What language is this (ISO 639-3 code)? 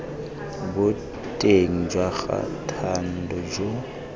tsn